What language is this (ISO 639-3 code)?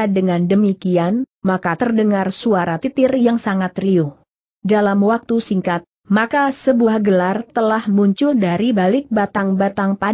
ind